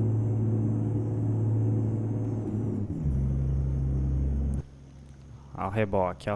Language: Portuguese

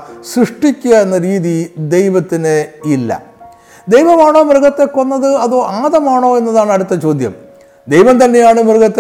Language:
Malayalam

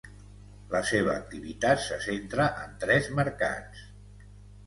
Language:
Catalan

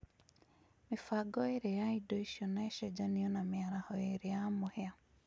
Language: Kikuyu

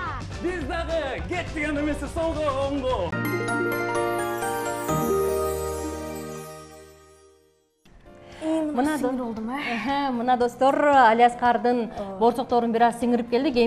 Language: Turkish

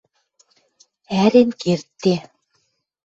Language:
Western Mari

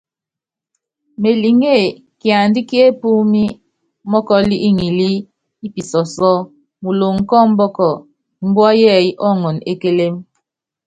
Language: Yangben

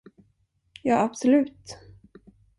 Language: Swedish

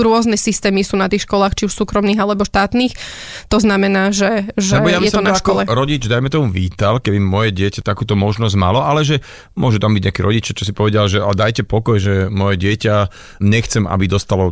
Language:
Slovak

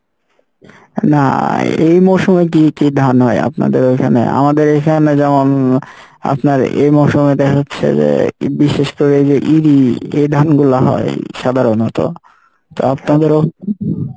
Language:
Bangla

